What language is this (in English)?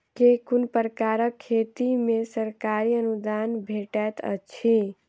Maithili